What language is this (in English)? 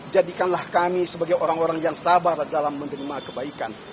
Indonesian